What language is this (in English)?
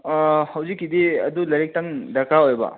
Manipuri